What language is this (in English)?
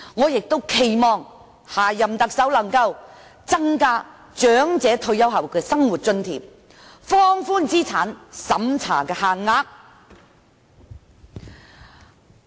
Cantonese